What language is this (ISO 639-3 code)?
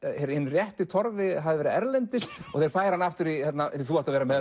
isl